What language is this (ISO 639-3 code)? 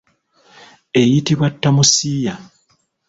lug